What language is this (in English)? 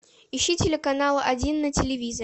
Russian